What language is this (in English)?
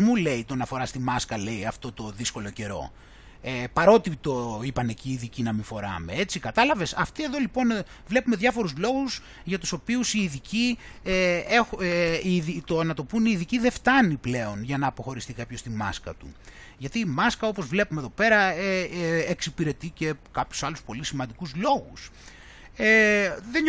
Greek